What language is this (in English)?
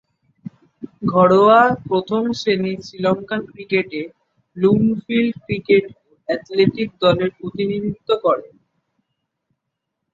Bangla